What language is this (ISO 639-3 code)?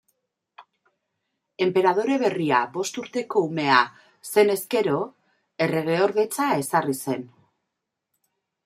eus